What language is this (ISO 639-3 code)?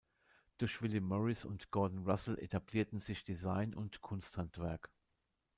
deu